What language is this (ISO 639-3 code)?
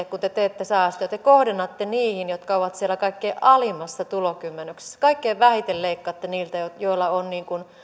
fin